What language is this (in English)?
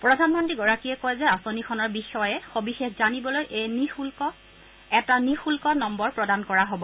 Assamese